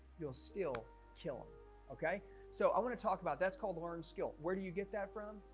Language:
English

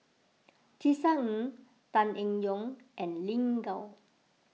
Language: English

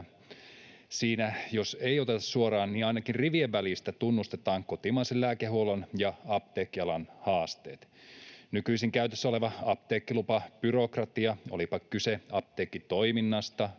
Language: Finnish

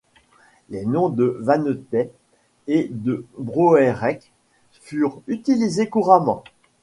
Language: French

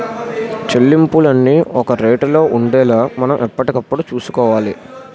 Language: Telugu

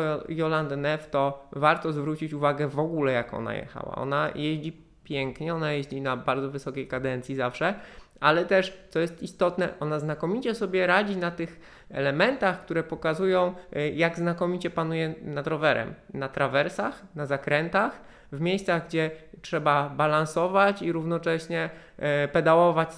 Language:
Polish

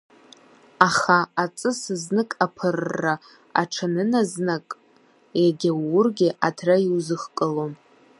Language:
Abkhazian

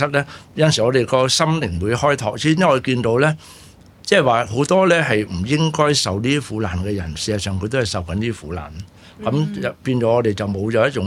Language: Chinese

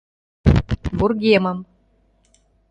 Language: Mari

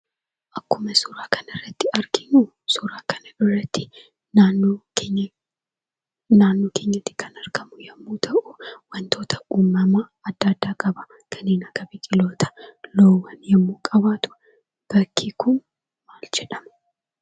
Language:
Oromo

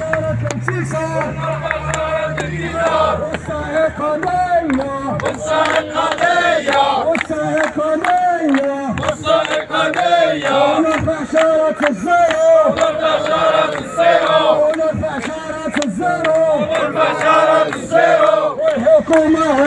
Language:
Arabic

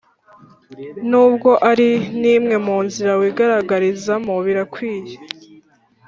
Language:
Kinyarwanda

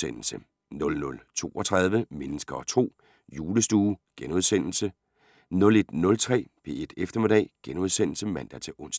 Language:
Danish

